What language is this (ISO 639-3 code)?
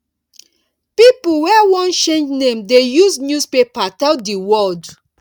pcm